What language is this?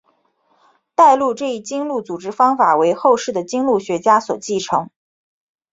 Chinese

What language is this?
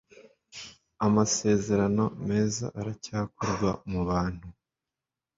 Kinyarwanda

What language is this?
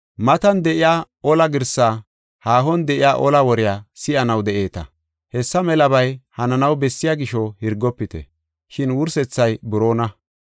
Gofa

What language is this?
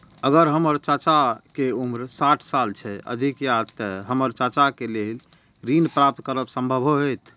Maithili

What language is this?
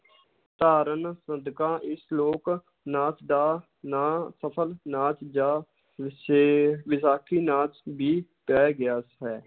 Punjabi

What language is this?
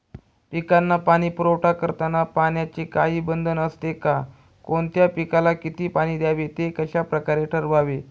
Marathi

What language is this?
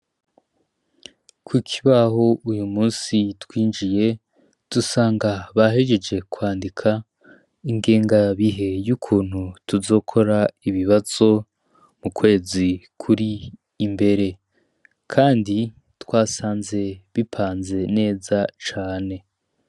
Rundi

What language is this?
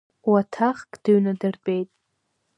Abkhazian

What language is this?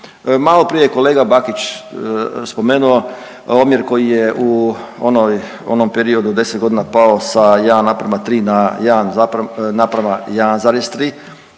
Croatian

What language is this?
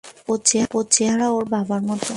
Bangla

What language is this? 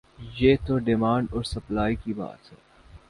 Urdu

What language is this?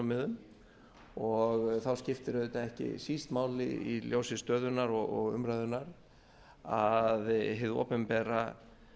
Icelandic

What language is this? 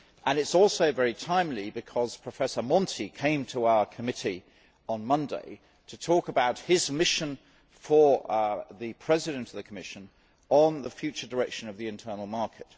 English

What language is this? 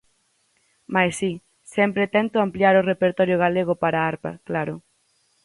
Galician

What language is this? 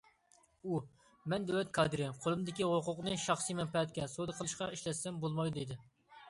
Uyghur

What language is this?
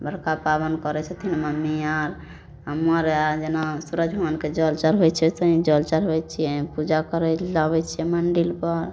Maithili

